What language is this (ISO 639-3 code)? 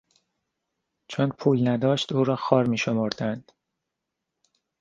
fas